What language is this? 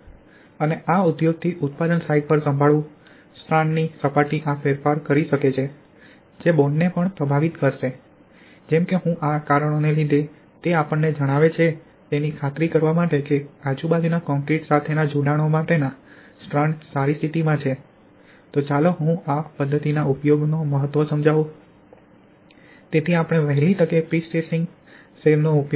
Gujarati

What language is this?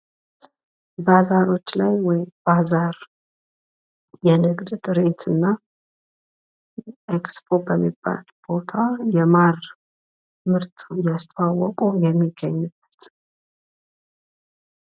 Amharic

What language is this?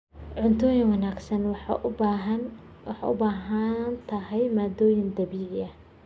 Somali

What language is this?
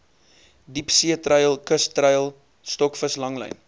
Afrikaans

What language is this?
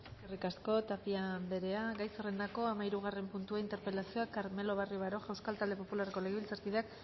Basque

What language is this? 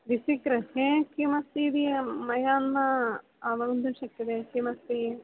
Sanskrit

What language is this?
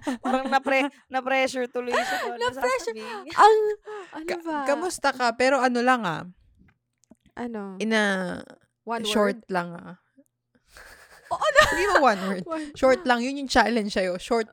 Filipino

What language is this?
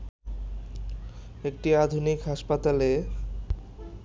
Bangla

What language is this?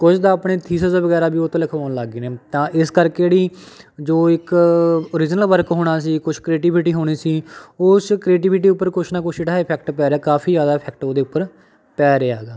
Punjabi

